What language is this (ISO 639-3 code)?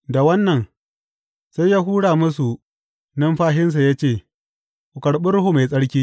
hau